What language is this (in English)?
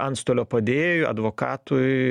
Lithuanian